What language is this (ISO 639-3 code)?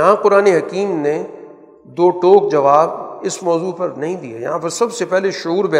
urd